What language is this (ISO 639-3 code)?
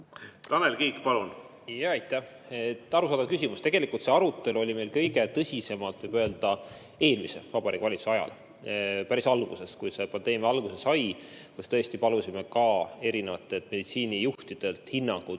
est